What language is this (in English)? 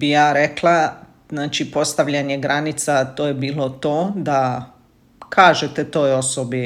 Croatian